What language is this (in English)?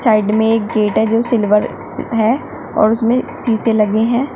Hindi